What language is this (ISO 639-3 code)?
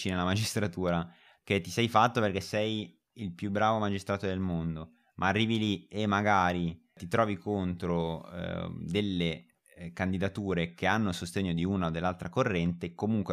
ita